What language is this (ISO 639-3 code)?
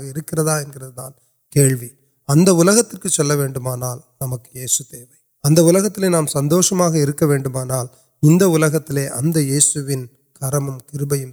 urd